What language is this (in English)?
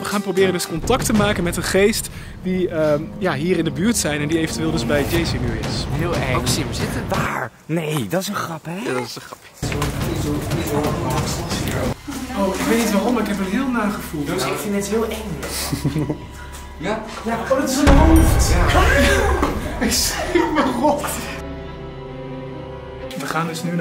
Dutch